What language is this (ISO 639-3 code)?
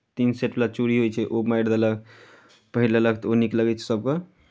mai